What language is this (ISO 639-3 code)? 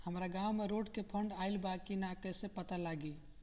bho